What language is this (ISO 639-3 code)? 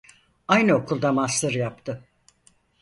tur